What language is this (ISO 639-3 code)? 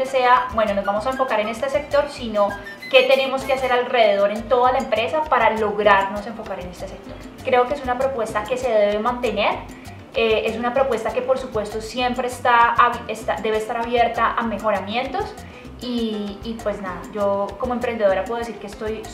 spa